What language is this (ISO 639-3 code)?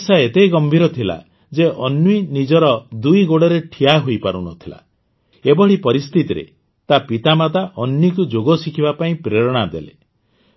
ori